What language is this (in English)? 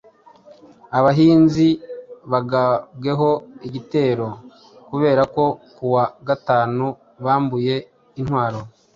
Kinyarwanda